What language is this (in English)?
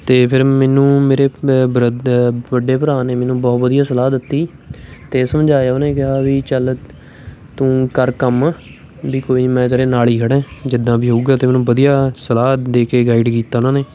Punjabi